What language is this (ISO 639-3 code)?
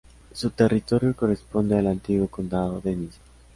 spa